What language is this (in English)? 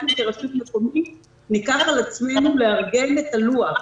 Hebrew